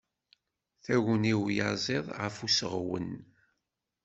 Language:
Kabyle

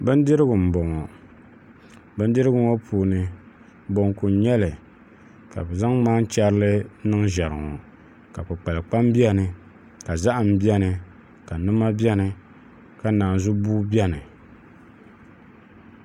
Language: Dagbani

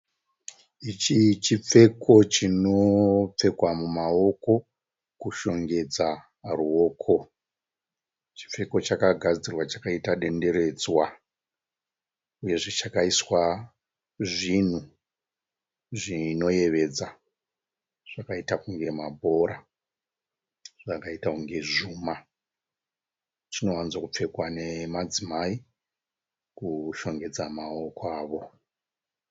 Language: Shona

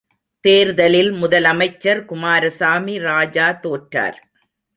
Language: Tamil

